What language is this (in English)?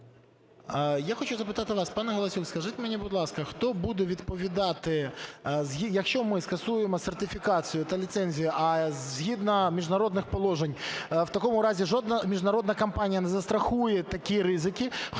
Ukrainian